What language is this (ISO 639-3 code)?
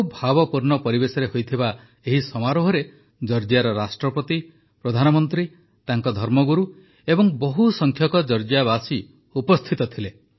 ori